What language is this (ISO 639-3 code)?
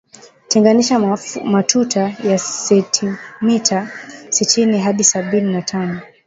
swa